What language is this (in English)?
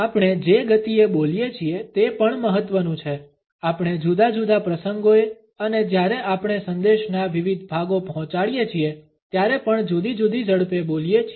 Gujarati